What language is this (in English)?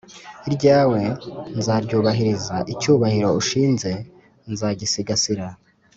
Kinyarwanda